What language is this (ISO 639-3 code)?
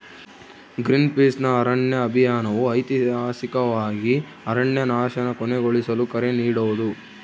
kan